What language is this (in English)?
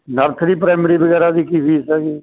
Punjabi